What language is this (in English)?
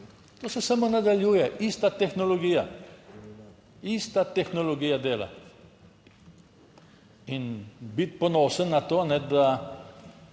Slovenian